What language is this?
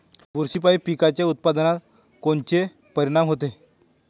Marathi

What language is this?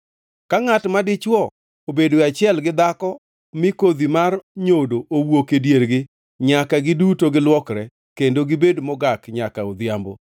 Luo (Kenya and Tanzania)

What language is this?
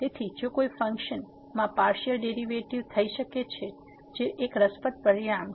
Gujarati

